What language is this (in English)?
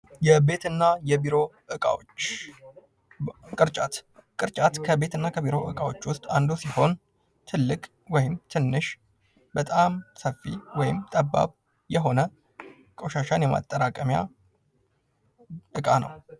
Amharic